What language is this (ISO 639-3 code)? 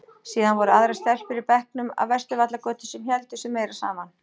isl